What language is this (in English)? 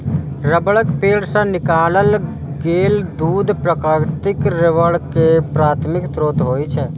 Maithili